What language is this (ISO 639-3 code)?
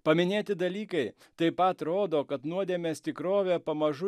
lit